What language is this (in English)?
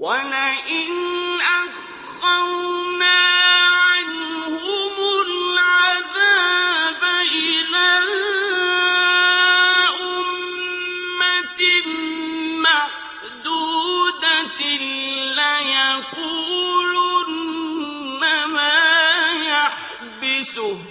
Arabic